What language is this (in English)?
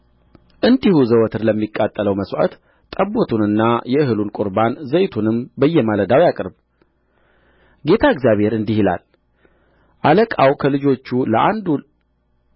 Amharic